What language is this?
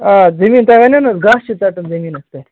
Kashmiri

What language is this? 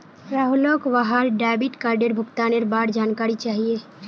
Magahi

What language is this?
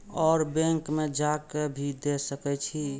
Maithili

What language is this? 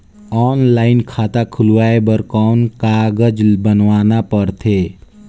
Chhattisgarhi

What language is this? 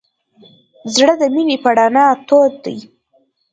Pashto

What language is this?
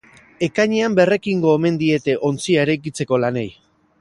Basque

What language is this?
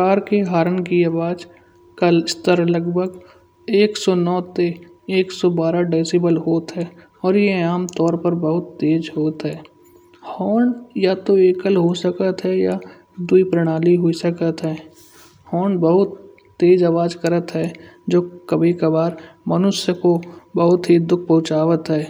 Kanauji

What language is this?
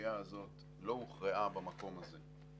Hebrew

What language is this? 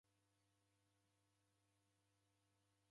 Taita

